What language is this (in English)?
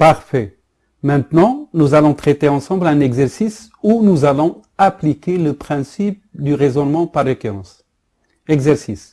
French